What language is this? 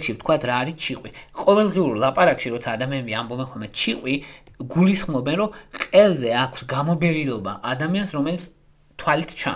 Romanian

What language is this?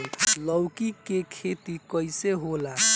Bhojpuri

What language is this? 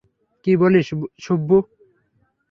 Bangla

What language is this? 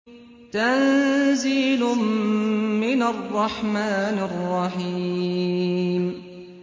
Arabic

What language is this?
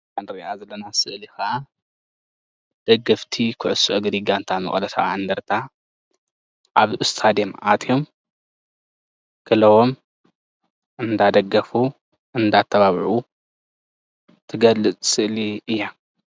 Tigrinya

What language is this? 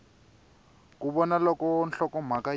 Tsonga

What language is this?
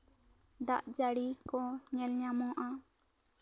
Santali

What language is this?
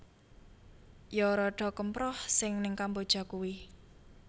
Javanese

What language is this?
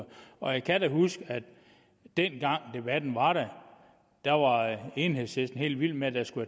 Danish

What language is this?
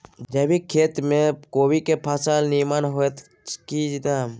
Maithili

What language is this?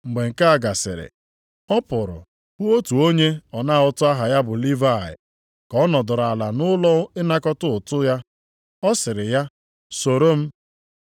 Igbo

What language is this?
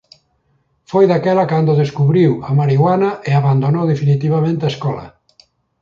Galician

